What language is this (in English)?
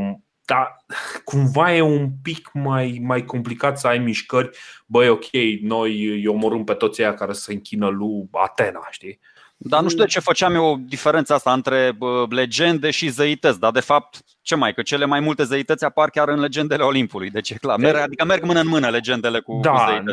Romanian